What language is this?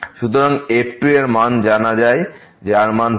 Bangla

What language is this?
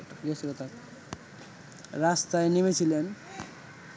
Bangla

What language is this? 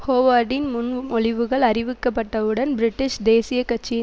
Tamil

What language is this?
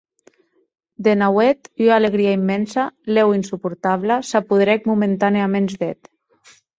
Occitan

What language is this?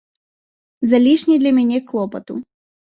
Belarusian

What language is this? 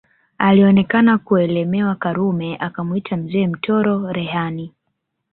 Swahili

